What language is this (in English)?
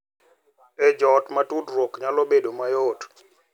Luo (Kenya and Tanzania)